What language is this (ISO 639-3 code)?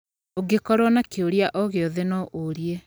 kik